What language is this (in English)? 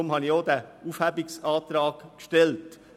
Swiss German